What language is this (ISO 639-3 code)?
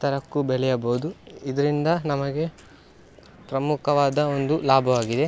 kan